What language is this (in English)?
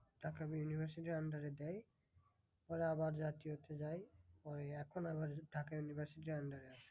Bangla